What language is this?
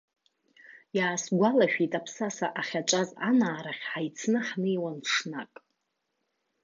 Abkhazian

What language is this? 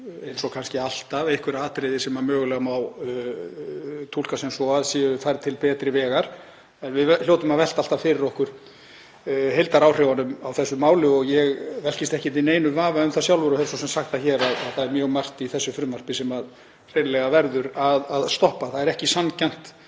Icelandic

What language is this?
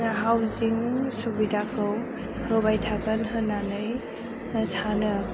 Bodo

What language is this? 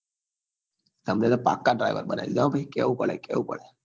Gujarati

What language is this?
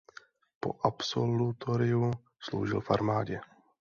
Czech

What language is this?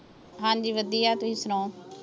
Punjabi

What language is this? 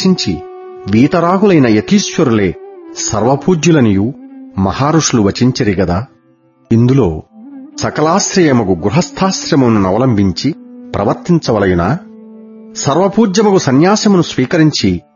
Telugu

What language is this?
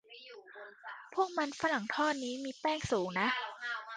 Thai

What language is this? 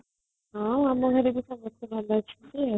Odia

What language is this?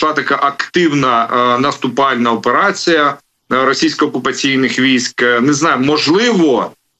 Ukrainian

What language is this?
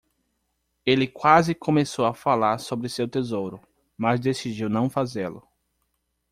Portuguese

